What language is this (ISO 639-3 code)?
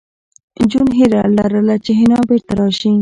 pus